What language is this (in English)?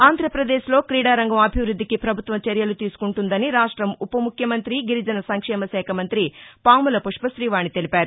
Telugu